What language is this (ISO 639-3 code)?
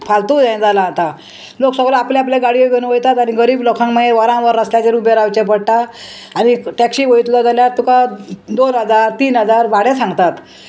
kok